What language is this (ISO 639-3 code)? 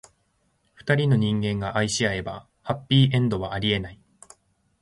jpn